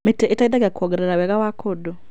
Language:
Kikuyu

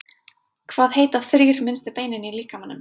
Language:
Icelandic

